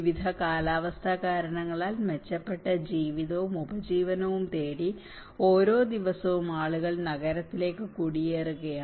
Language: Malayalam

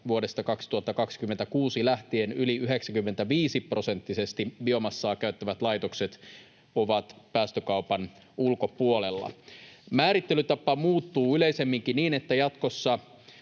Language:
Finnish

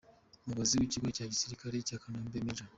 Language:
Kinyarwanda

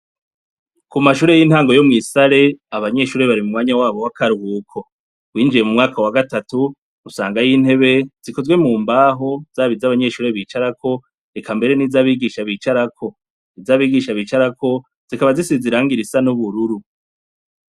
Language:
Rundi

